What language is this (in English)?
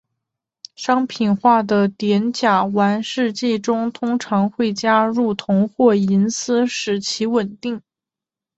Chinese